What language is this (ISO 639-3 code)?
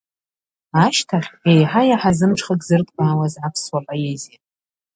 abk